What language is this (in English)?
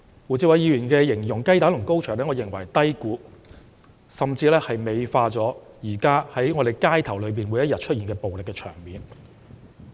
Cantonese